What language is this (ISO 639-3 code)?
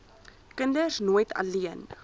afr